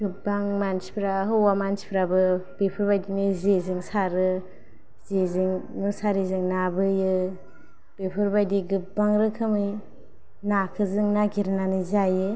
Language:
Bodo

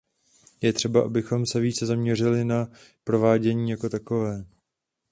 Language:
Czech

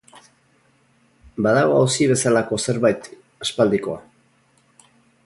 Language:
Basque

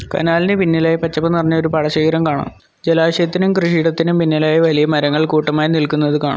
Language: Malayalam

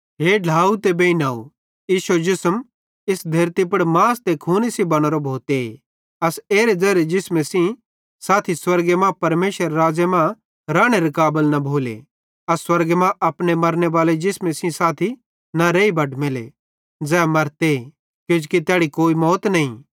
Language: Bhadrawahi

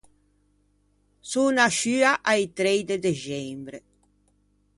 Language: Ligurian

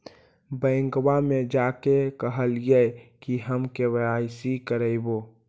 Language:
Magahi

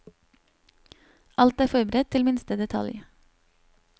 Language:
Norwegian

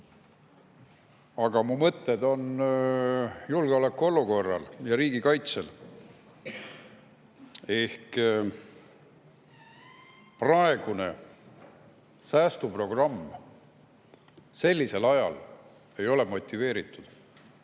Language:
Estonian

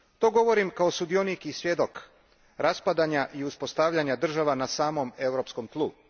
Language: Croatian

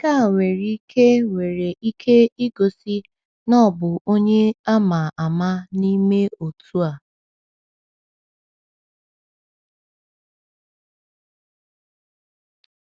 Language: Igbo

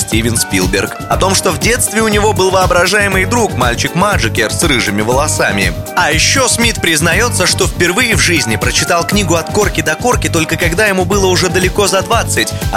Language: Russian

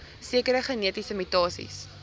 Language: Afrikaans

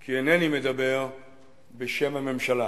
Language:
Hebrew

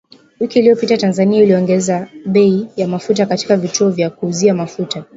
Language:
Swahili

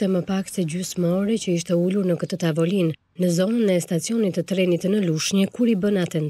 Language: Romanian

